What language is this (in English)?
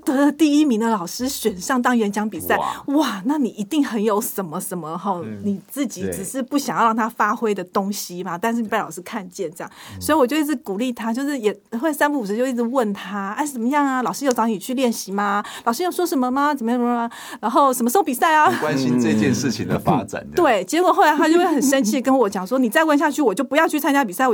Chinese